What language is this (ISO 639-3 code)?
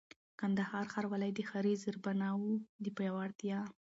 pus